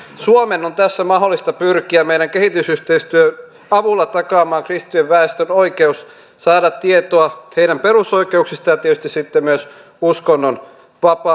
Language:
Finnish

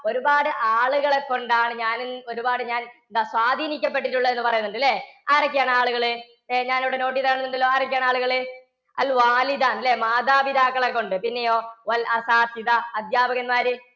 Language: Malayalam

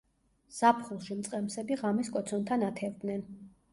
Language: Georgian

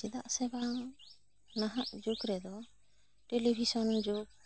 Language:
Santali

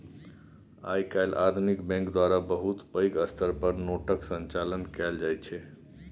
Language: Maithili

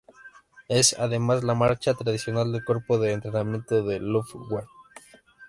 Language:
Spanish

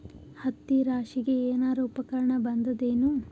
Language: Kannada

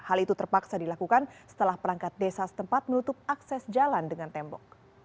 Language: Indonesian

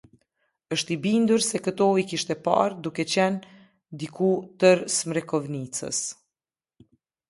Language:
Albanian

